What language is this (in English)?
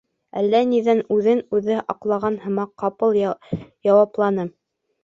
Bashkir